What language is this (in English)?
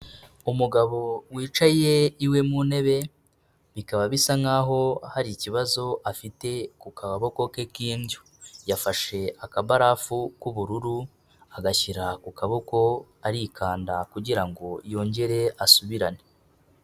Kinyarwanda